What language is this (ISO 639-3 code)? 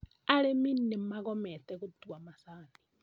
kik